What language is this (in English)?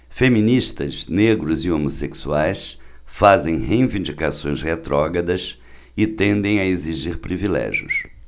Portuguese